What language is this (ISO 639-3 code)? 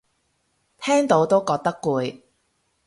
yue